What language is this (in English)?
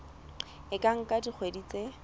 Southern Sotho